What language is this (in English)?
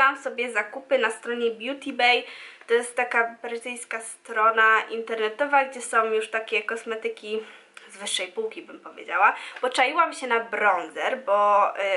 Polish